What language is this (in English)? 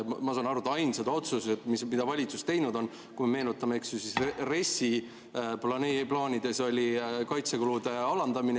Estonian